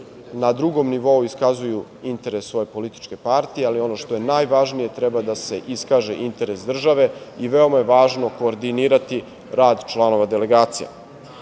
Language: Serbian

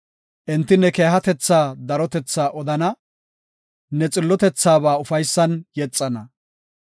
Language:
Gofa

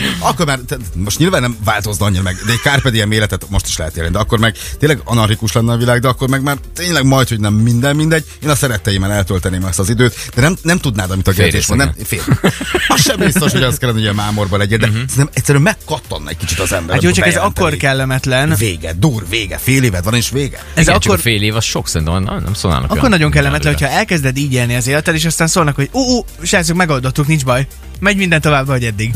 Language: Hungarian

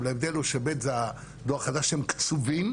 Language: Hebrew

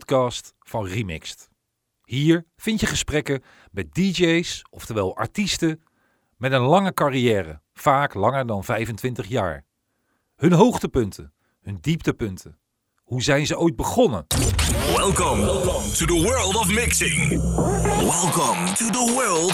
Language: Dutch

